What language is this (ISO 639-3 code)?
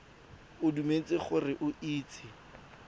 tsn